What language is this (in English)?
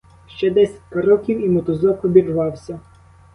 Ukrainian